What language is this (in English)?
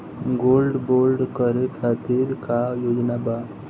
Bhojpuri